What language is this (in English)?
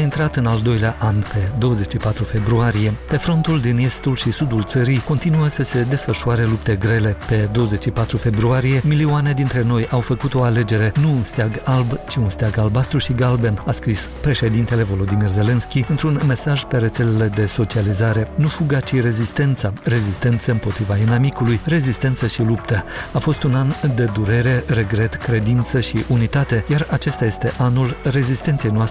Romanian